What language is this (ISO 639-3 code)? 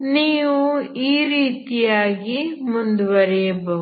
kan